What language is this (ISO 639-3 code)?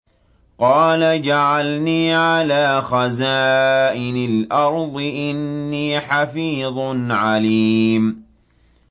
ara